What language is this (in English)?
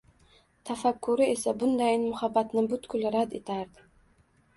Uzbek